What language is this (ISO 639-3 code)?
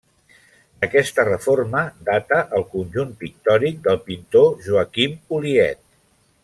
cat